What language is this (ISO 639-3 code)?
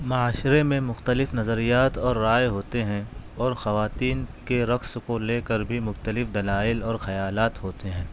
urd